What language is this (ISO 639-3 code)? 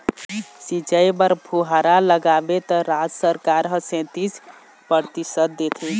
hne